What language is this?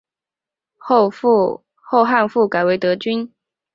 Chinese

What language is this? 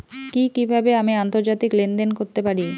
Bangla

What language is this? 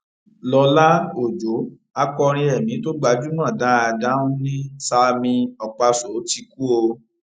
Yoruba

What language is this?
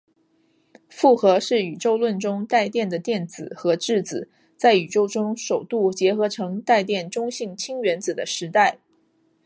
Chinese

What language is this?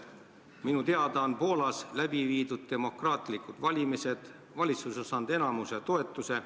Estonian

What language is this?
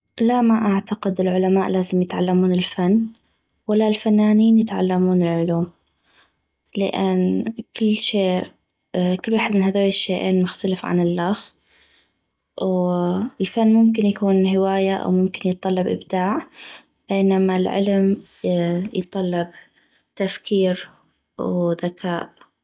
North Mesopotamian Arabic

